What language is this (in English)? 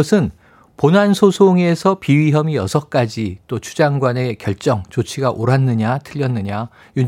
Korean